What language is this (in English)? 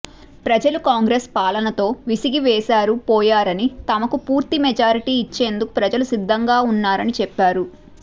Telugu